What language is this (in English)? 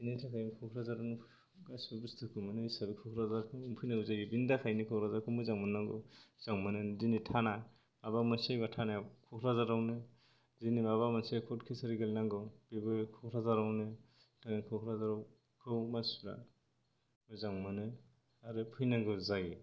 Bodo